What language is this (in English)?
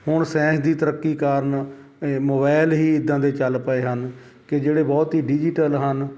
Punjabi